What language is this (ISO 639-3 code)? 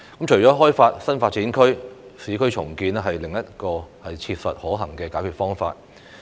yue